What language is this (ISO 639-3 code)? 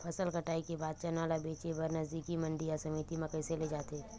hne